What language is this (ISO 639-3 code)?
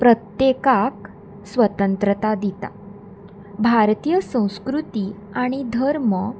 kok